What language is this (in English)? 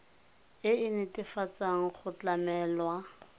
Tswana